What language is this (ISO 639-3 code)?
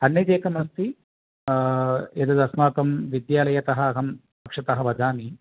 san